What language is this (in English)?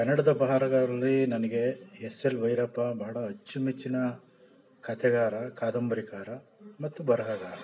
Kannada